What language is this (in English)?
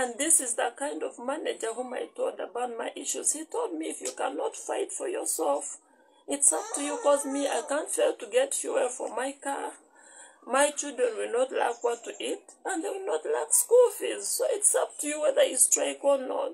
English